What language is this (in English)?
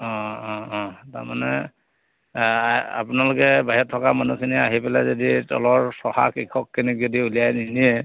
Assamese